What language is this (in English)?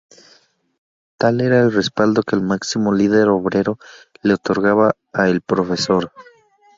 Spanish